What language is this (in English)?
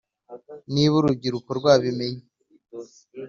Kinyarwanda